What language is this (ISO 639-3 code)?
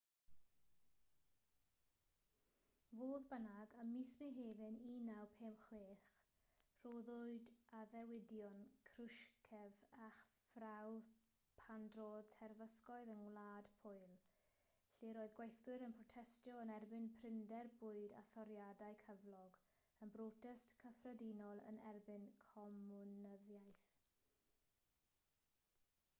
cym